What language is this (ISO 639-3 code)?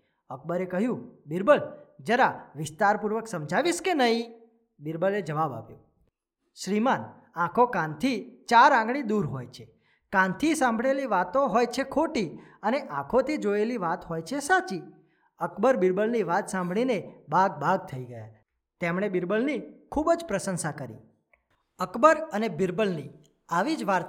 guj